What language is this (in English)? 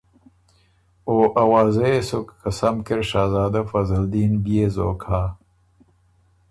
Ormuri